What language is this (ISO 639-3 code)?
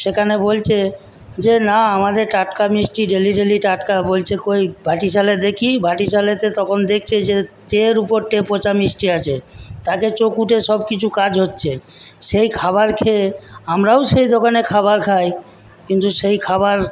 ben